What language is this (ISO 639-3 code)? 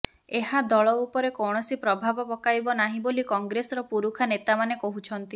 ori